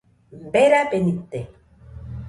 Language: Nüpode Huitoto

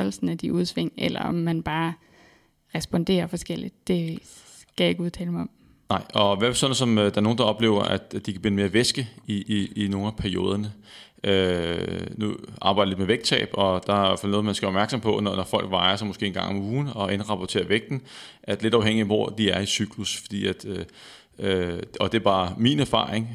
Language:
Danish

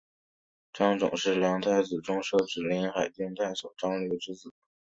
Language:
Chinese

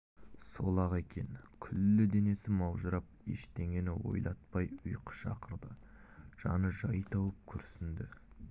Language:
Kazakh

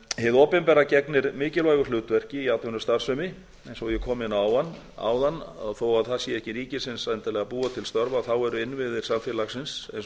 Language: Icelandic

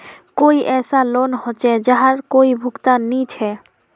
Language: Magahi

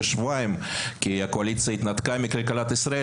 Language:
Hebrew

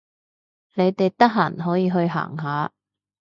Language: Cantonese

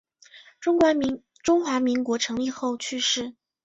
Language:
Chinese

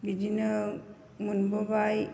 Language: Bodo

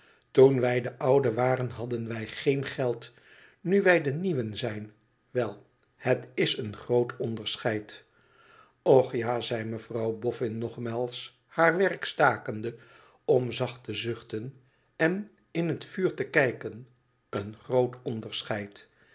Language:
Dutch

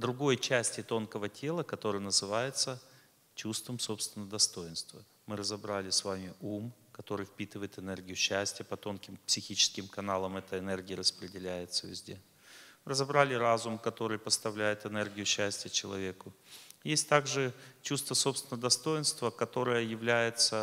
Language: Russian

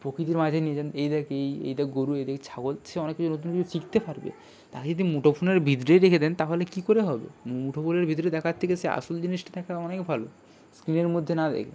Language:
Bangla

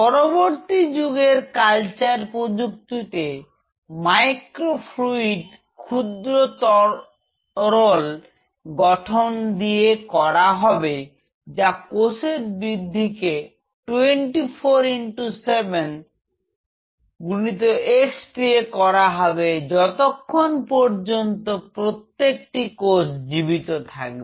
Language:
Bangla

